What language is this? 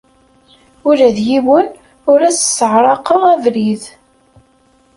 Kabyle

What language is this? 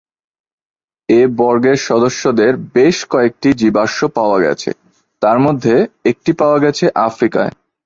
Bangla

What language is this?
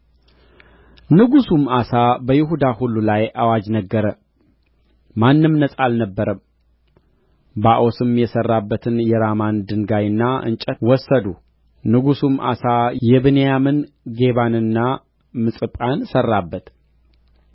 Amharic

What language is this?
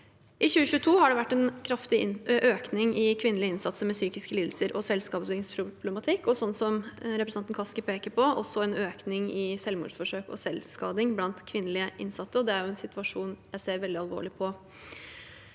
Norwegian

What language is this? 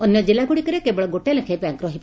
Odia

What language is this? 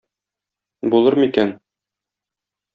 Tatar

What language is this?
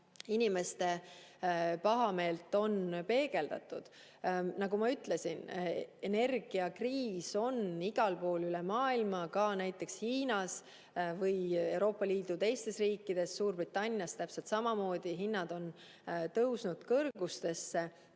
Estonian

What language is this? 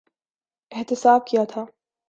Urdu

